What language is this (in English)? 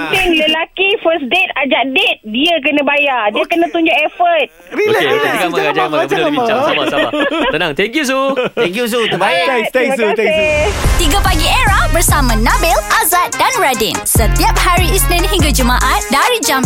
Malay